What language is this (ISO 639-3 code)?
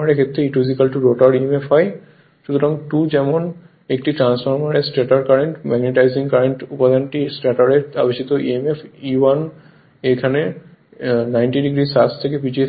ben